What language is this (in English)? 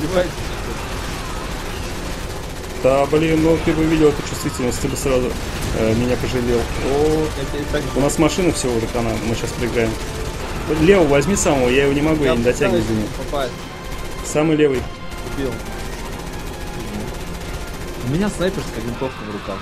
Russian